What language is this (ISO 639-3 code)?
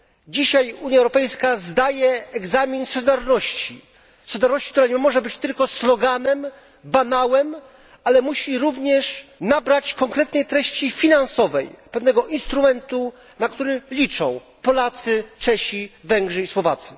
pol